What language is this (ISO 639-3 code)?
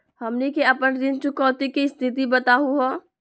mag